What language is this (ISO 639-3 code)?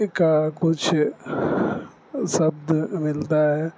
urd